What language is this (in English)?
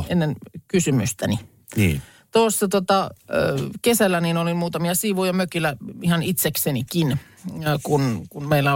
Finnish